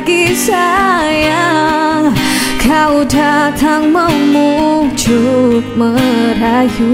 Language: Malay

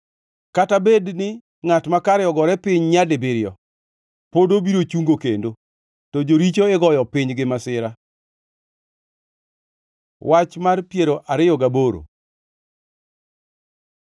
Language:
Luo (Kenya and Tanzania)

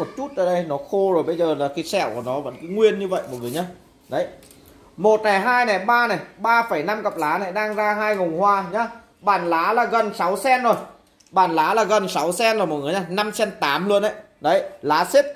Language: Vietnamese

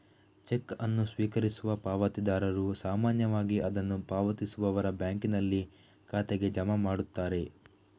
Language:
Kannada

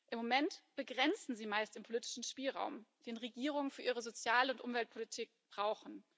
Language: German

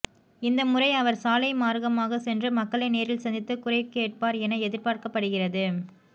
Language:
Tamil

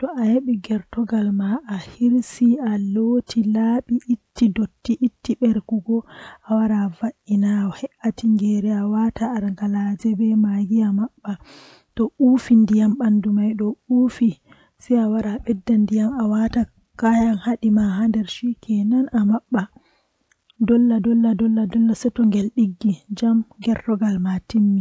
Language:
Western Niger Fulfulde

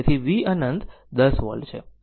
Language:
Gujarati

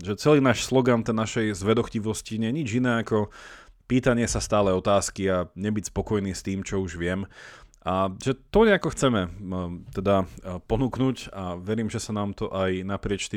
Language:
Slovak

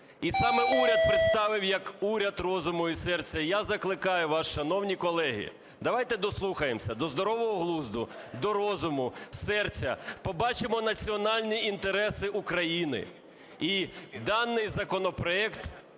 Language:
Ukrainian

